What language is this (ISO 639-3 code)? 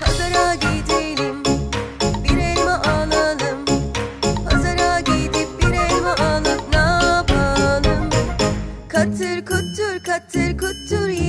tur